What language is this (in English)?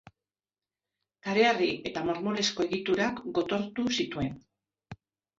Basque